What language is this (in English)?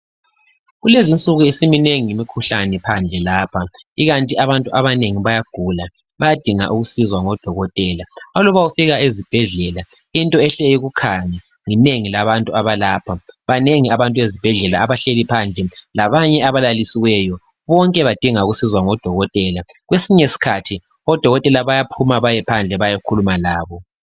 North Ndebele